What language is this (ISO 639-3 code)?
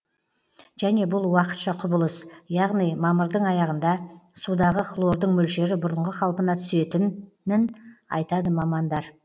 kaz